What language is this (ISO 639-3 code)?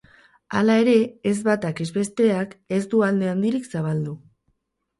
eus